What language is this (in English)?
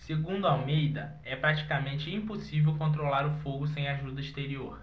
Portuguese